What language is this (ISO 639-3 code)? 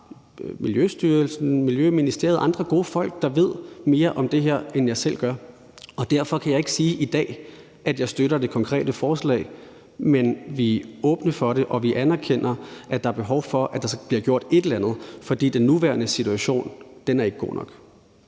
dan